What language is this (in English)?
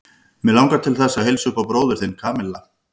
Icelandic